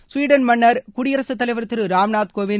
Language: Tamil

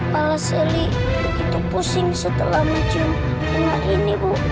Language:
Indonesian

